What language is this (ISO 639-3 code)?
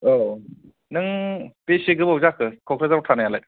brx